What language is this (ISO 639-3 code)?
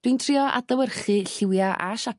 cym